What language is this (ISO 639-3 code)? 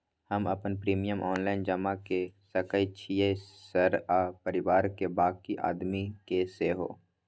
mai